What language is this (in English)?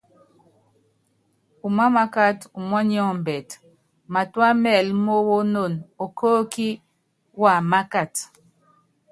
Yangben